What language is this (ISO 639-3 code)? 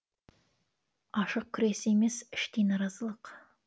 kaz